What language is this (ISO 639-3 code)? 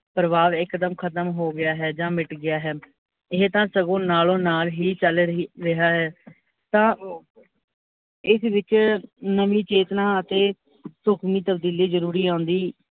pan